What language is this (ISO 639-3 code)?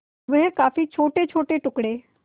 hin